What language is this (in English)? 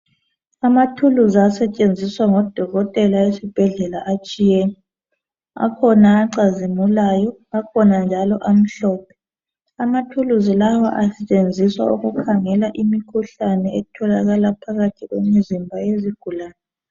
North Ndebele